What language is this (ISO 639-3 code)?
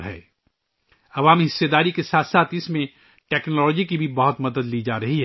urd